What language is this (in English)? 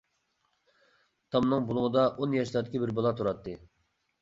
Uyghur